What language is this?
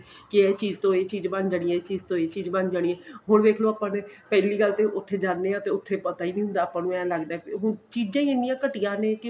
Punjabi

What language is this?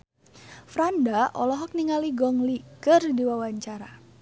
Sundanese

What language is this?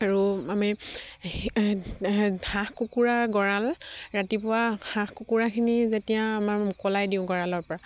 Assamese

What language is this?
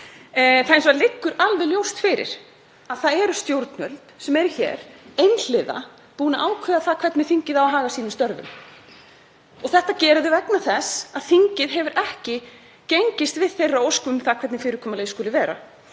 Icelandic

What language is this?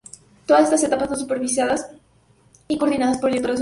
Spanish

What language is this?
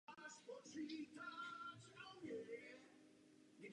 Czech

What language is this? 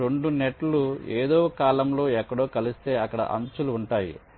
Telugu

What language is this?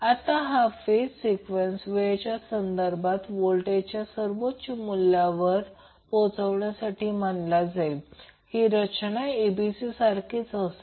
Marathi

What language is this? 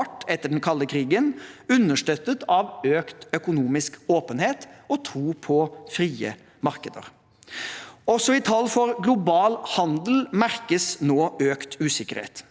Norwegian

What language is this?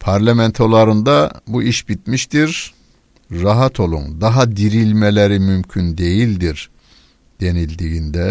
Turkish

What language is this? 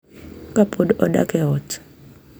Luo (Kenya and Tanzania)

